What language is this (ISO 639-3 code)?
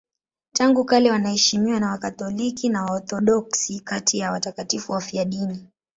swa